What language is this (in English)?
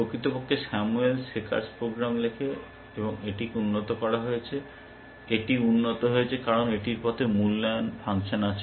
Bangla